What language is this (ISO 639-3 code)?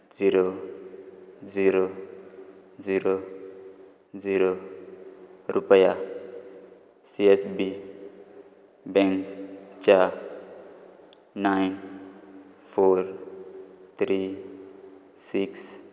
kok